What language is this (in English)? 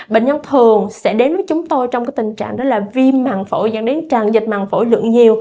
Vietnamese